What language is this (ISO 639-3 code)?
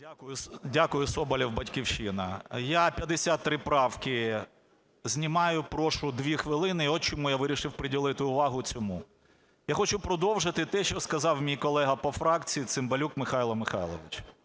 ukr